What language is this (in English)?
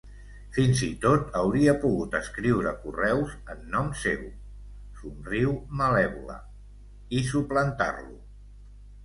Catalan